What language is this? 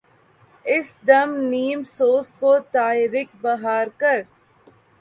Urdu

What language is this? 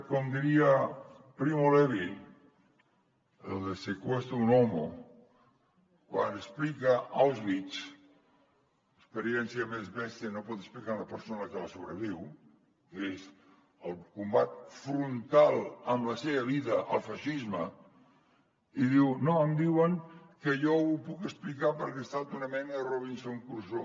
Catalan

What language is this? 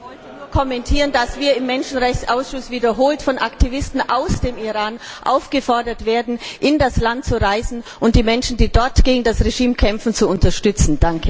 German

